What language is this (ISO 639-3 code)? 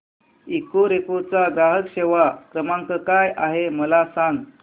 mar